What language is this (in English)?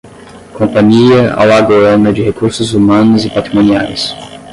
Portuguese